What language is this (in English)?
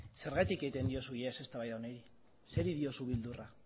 Basque